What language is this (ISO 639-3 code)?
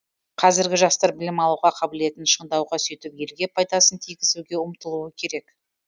kaz